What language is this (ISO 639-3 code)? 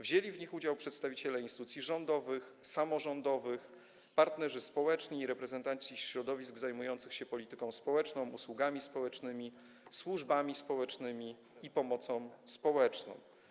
pol